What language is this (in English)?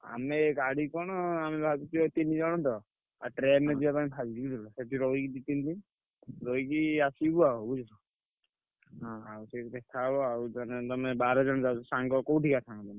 Odia